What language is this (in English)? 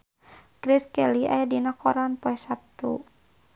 Sundanese